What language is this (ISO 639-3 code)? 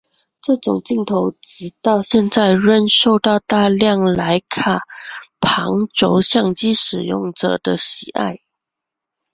zho